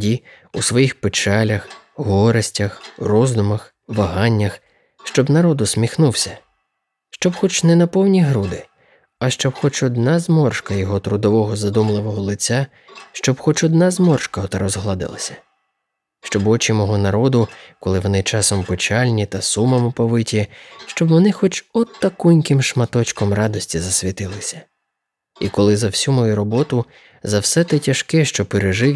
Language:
Ukrainian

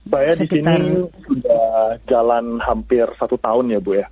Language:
Indonesian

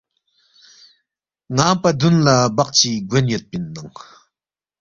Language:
Balti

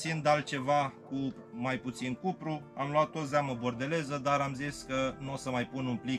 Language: Romanian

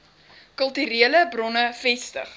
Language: Afrikaans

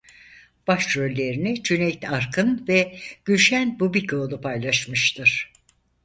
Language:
Turkish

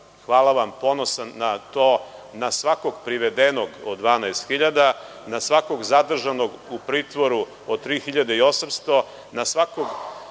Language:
Serbian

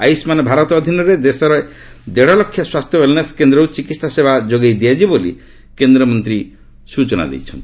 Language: Odia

